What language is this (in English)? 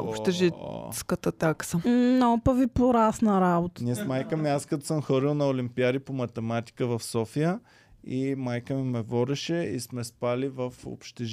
Bulgarian